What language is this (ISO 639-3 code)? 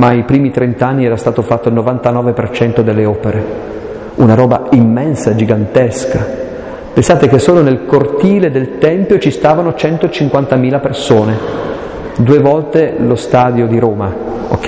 ita